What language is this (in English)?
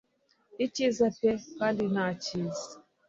Kinyarwanda